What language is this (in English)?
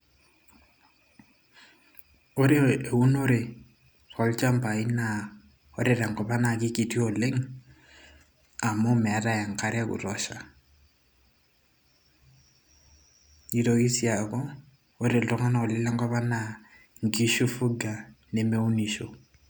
Masai